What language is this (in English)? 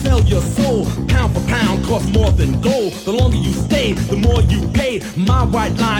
Italian